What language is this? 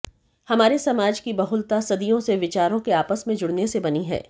Hindi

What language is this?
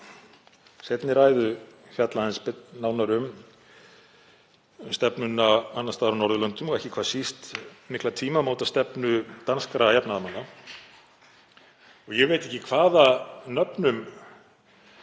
Icelandic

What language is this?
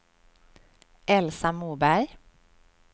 Swedish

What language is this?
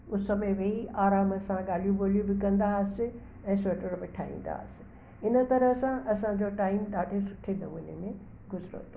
Sindhi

